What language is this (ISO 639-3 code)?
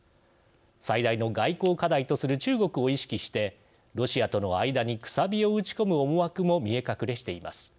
jpn